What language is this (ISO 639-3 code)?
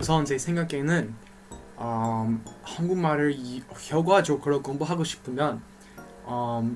kor